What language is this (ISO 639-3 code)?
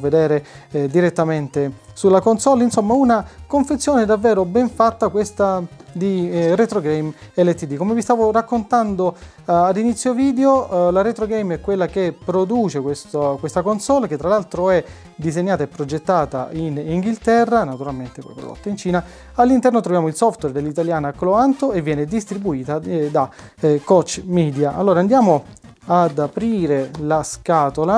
ita